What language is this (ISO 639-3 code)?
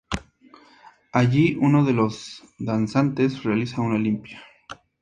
spa